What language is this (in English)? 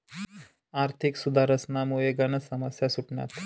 Marathi